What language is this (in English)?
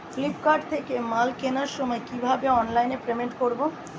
Bangla